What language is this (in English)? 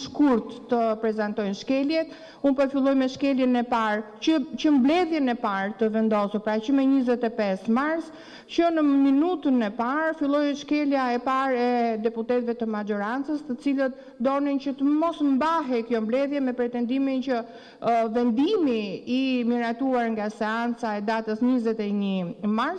Romanian